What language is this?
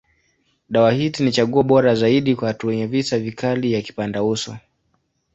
Swahili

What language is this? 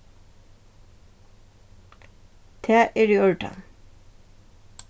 Faroese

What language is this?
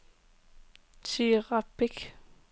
Danish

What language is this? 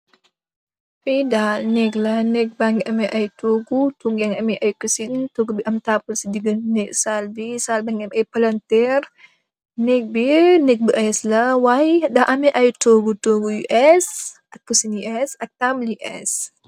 Wolof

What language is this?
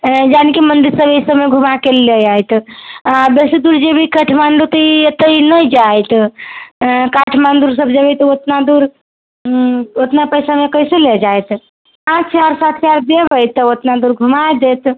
Maithili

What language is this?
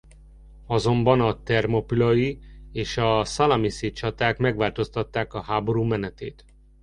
Hungarian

